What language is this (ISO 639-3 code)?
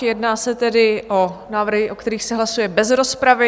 ces